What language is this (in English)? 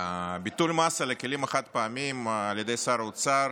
Hebrew